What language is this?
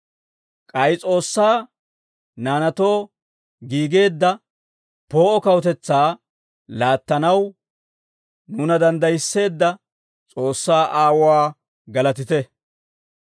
Dawro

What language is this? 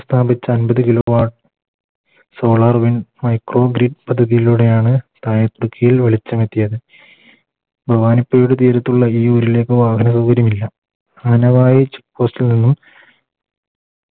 Malayalam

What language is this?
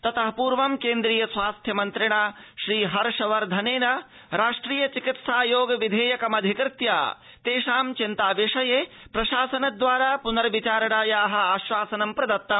Sanskrit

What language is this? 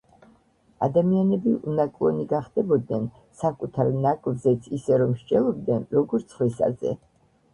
Georgian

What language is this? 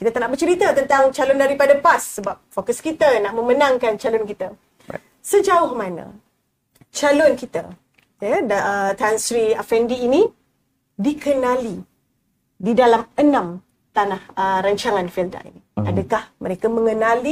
Malay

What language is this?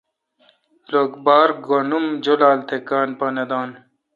Kalkoti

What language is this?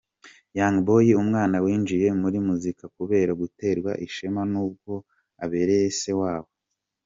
Kinyarwanda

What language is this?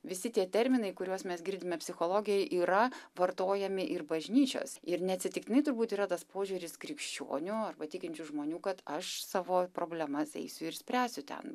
Lithuanian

